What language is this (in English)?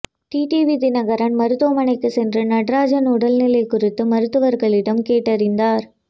Tamil